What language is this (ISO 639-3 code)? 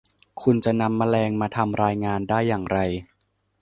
tha